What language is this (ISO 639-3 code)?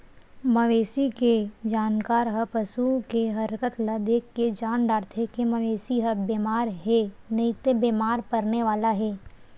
hne